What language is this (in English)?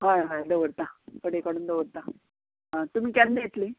Konkani